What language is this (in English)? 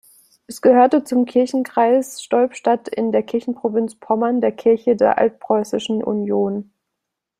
German